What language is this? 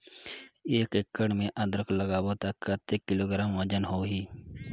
Chhattisgarhi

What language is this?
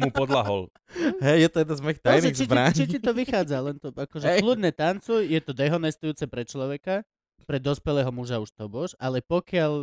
Slovak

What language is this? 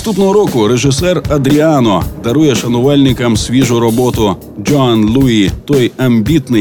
Ukrainian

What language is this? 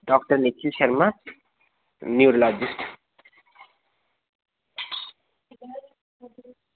Dogri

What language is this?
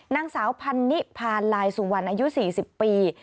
Thai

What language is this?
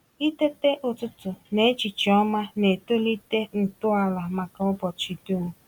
Igbo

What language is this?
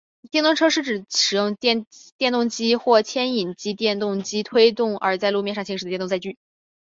Chinese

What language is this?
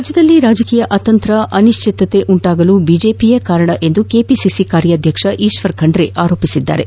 Kannada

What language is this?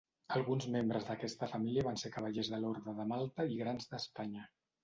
Catalan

